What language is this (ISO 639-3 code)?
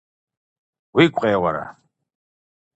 kbd